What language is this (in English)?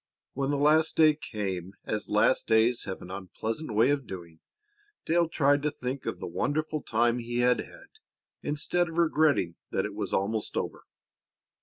English